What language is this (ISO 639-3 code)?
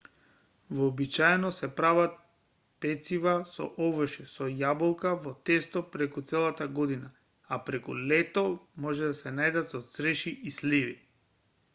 mkd